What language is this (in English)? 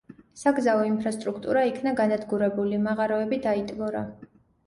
Georgian